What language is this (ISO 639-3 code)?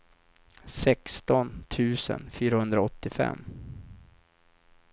swe